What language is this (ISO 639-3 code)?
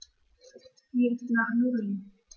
deu